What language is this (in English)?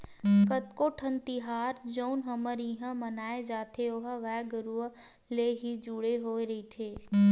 Chhattisgarhi